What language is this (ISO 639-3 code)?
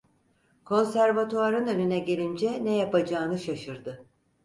tur